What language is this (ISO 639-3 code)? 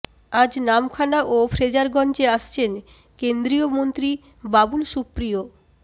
ben